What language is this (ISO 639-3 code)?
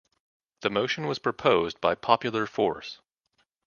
eng